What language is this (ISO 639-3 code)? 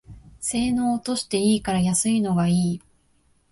jpn